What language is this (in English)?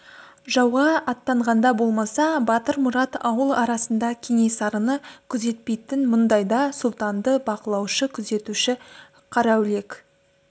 Kazakh